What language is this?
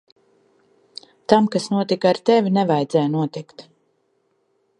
Latvian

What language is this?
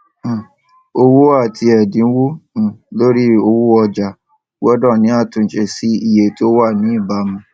Yoruba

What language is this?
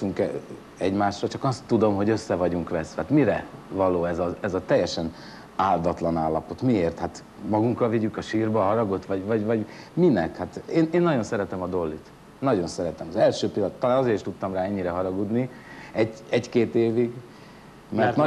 Hungarian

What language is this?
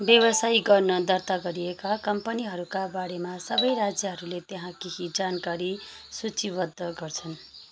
Nepali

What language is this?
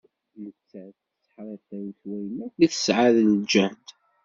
Kabyle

